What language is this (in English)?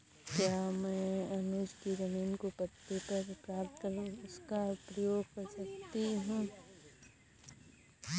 Hindi